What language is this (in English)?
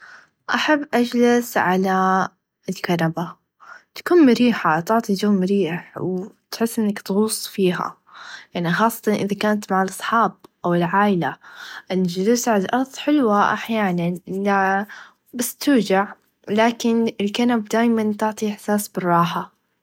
Najdi Arabic